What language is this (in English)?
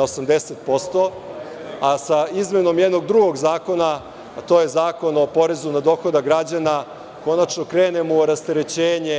Serbian